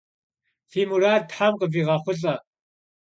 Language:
Kabardian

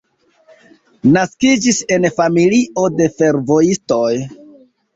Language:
Esperanto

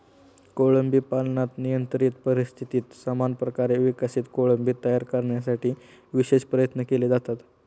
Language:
Marathi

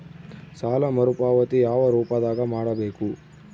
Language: Kannada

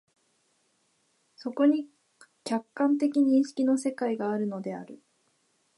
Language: Japanese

